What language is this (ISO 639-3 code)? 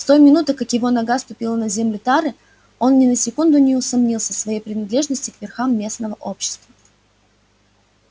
rus